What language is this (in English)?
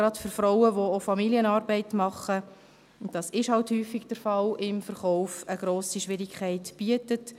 Swiss German